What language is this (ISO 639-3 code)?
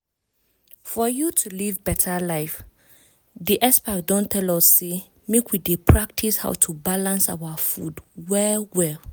pcm